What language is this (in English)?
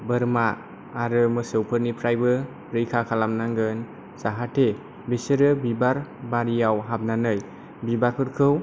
Bodo